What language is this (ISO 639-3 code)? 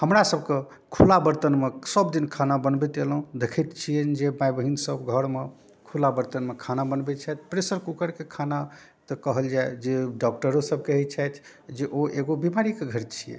mai